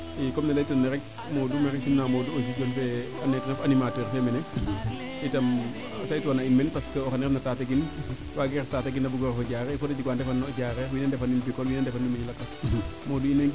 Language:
Serer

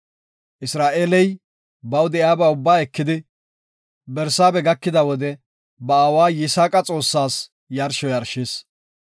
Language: Gofa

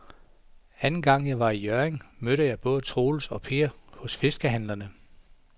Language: Danish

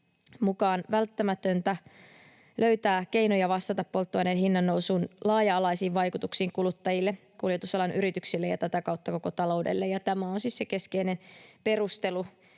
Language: Finnish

